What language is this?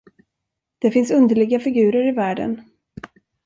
Swedish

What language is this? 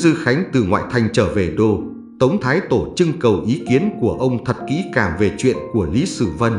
Vietnamese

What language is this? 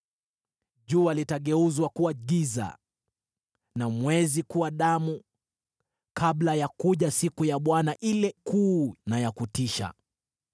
Swahili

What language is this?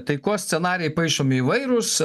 Lithuanian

